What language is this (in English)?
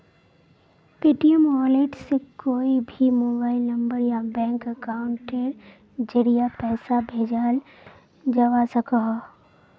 Magahi